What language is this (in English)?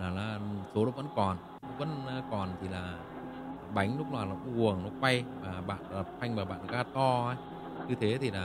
Vietnamese